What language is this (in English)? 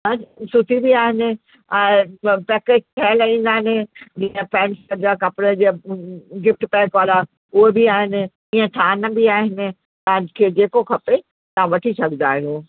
Sindhi